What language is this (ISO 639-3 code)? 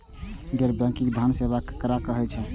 mai